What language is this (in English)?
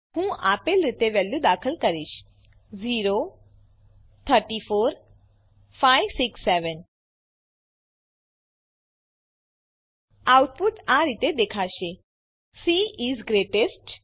Gujarati